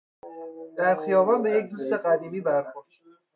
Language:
Persian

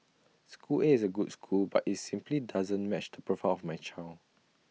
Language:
English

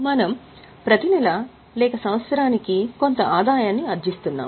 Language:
Telugu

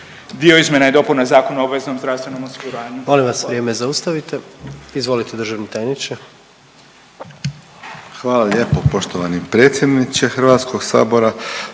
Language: Croatian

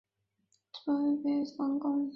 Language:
Chinese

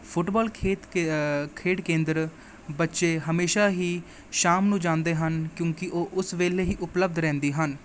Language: Punjabi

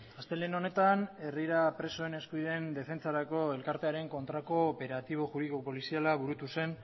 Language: Basque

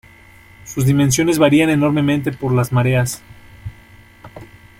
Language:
Spanish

